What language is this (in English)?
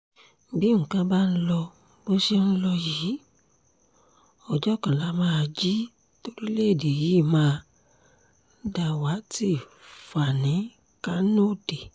Yoruba